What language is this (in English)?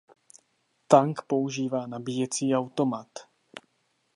Czech